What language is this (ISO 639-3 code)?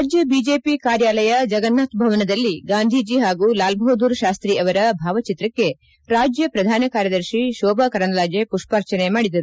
kan